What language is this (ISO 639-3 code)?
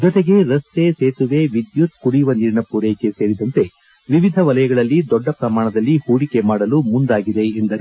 kan